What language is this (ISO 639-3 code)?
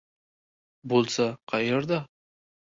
uzb